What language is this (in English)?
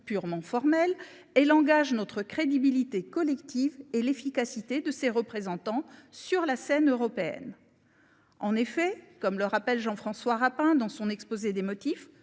French